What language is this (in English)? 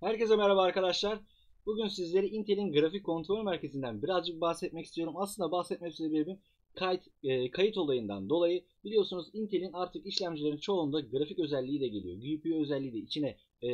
Turkish